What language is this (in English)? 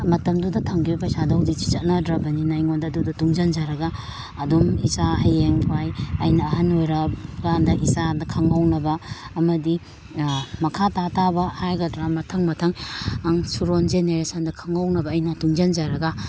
Manipuri